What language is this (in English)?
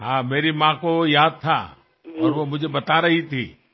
Marathi